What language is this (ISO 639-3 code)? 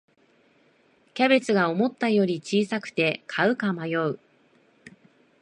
jpn